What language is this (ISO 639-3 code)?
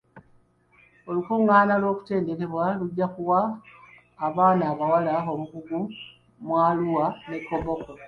lug